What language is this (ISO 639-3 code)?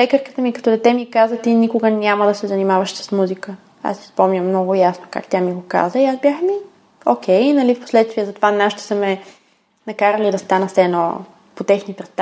bul